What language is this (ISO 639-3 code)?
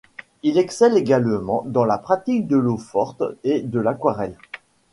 fra